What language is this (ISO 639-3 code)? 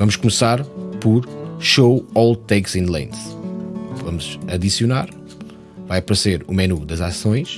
por